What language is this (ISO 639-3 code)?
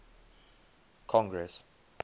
eng